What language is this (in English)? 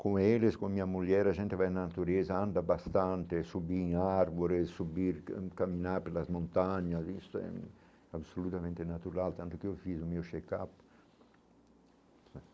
Portuguese